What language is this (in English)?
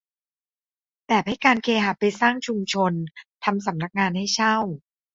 Thai